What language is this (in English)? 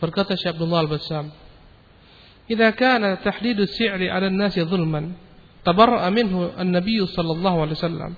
Malay